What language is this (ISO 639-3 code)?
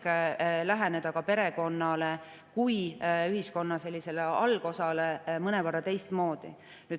est